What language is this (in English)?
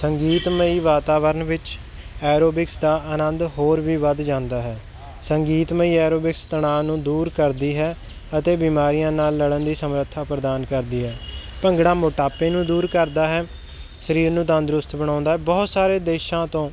Punjabi